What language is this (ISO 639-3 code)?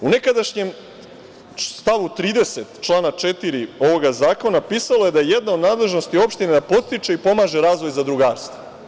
srp